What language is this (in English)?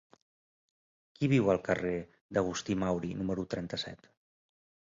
Catalan